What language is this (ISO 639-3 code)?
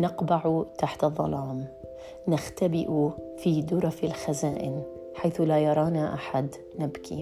ara